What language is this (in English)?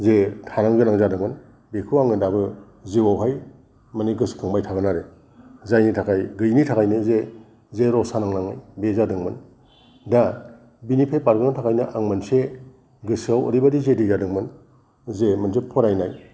Bodo